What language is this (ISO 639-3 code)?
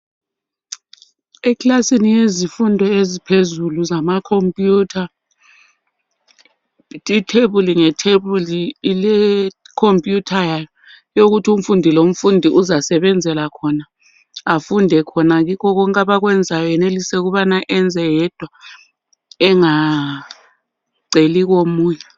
nde